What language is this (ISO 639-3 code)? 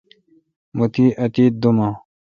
xka